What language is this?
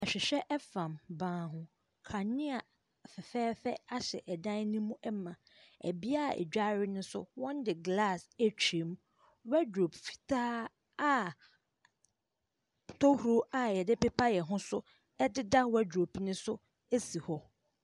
Akan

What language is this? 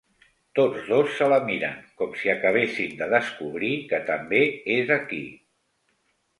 Catalan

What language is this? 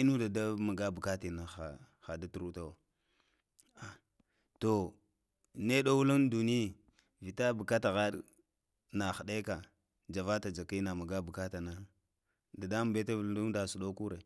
Lamang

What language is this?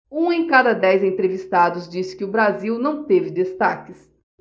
Portuguese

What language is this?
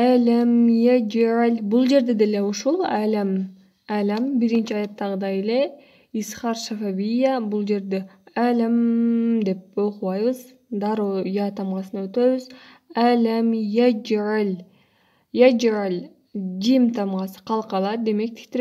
Turkish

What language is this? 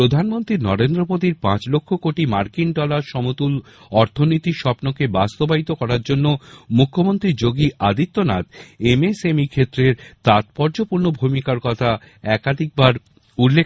Bangla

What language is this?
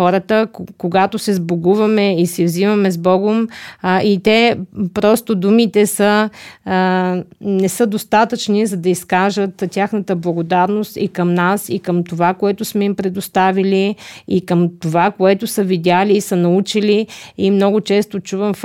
Bulgarian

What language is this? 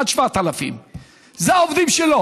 Hebrew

